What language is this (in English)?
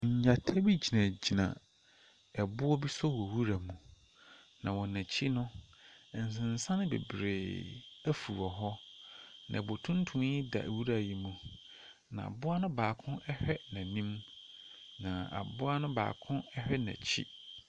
Akan